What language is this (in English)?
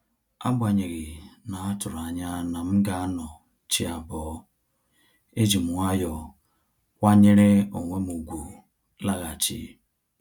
Igbo